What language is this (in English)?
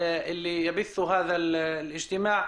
Hebrew